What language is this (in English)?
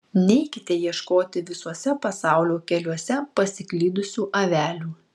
Lithuanian